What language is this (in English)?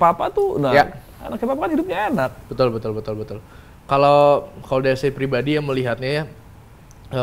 Indonesian